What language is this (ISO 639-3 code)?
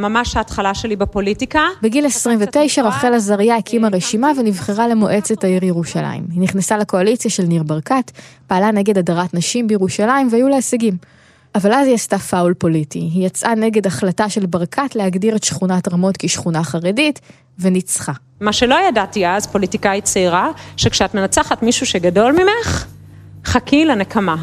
heb